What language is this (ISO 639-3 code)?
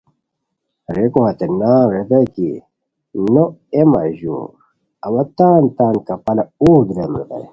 khw